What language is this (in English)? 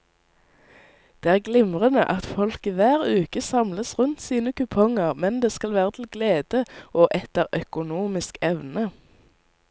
Norwegian